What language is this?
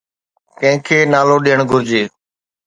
Sindhi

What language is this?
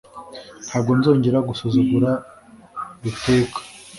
Kinyarwanda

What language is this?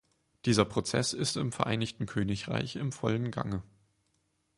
German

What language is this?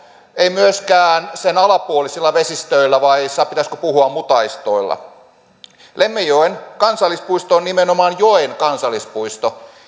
Finnish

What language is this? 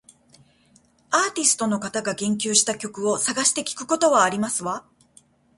Japanese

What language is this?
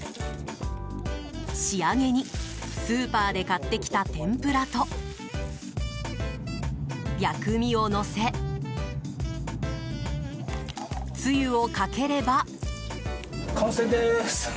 Japanese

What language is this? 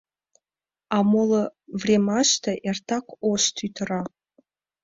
Mari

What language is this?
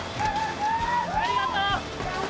Japanese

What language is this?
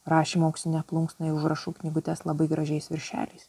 Lithuanian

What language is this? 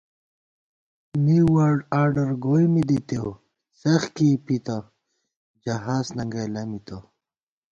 Gawar-Bati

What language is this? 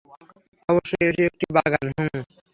Bangla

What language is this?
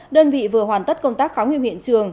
Vietnamese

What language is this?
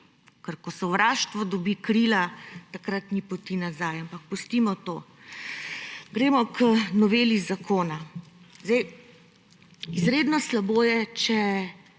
Slovenian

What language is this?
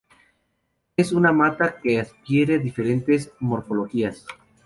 Spanish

